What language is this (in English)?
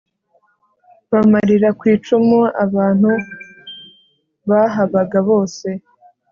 Kinyarwanda